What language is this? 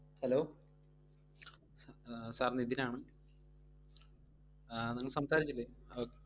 Malayalam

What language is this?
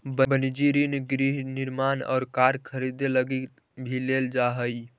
Magahi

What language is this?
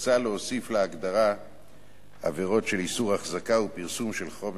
Hebrew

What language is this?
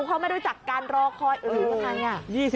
Thai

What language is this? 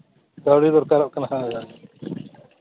Santali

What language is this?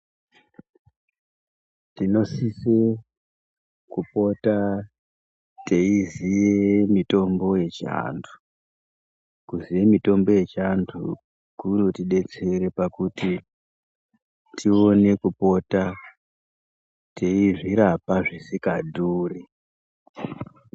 Ndau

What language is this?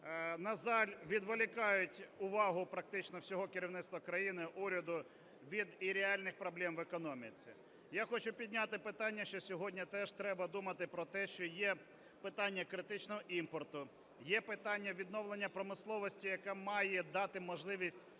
Ukrainian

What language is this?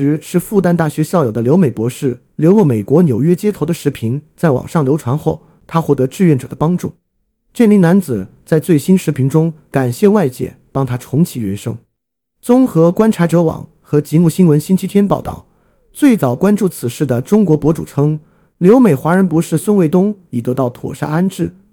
Chinese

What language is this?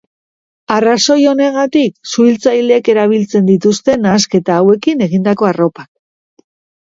Basque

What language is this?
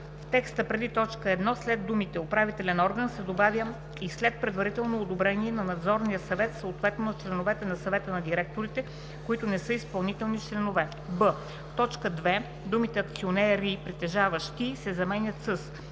Bulgarian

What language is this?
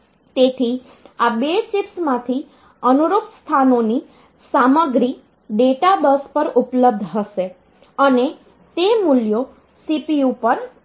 Gujarati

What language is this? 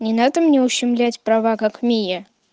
Russian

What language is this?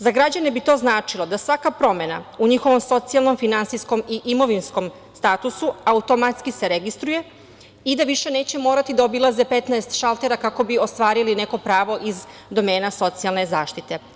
Serbian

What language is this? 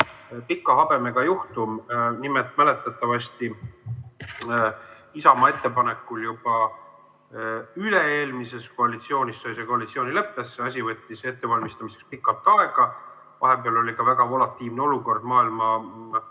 Estonian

